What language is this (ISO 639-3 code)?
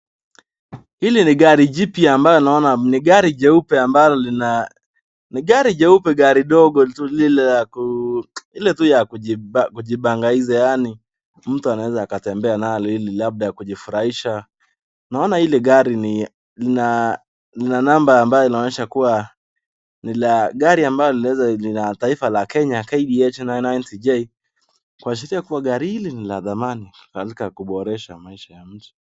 swa